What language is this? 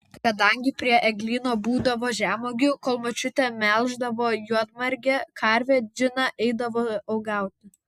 Lithuanian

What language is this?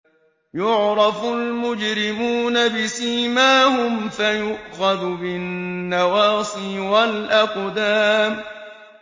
Arabic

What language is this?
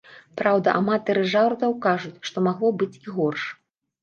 Belarusian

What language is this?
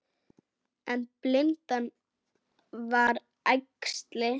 Icelandic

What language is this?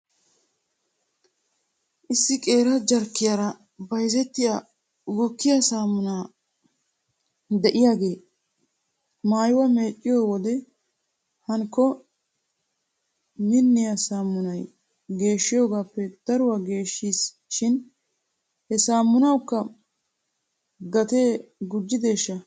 Wolaytta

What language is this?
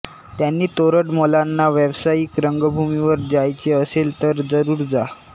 Marathi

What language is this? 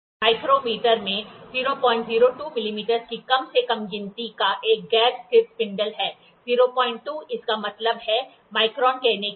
Hindi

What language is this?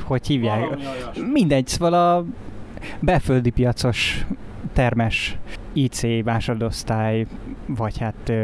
Hungarian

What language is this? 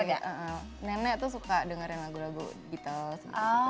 Indonesian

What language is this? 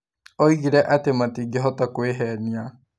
Kikuyu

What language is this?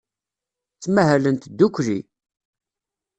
Kabyle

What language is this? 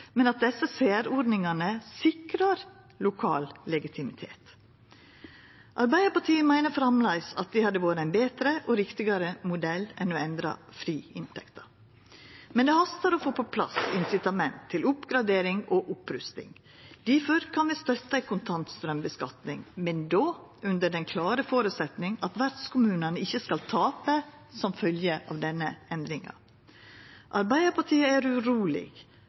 Norwegian Nynorsk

